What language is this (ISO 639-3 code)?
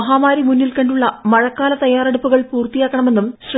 mal